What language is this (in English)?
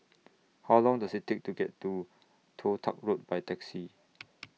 English